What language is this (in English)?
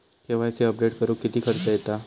Marathi